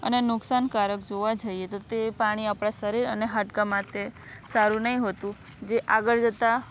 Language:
Gujarati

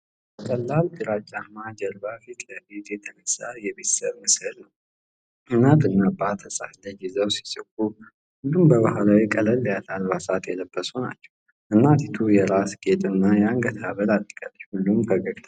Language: Amharic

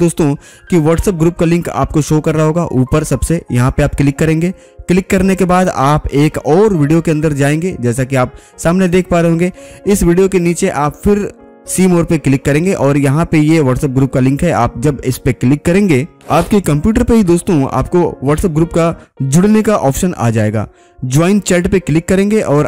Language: Hindi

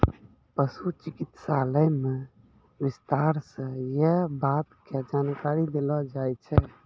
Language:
Maithili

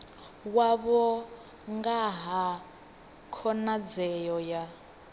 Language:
Venda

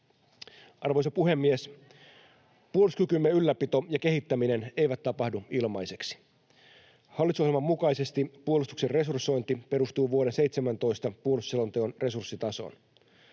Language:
Finnish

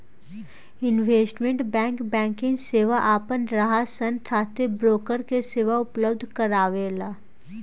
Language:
Bhojpuri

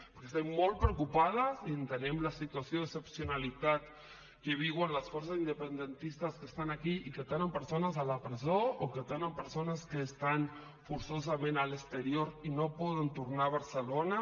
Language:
Catalan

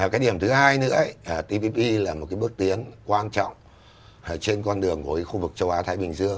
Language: Vietnamese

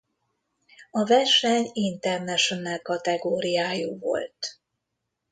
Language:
Hungarian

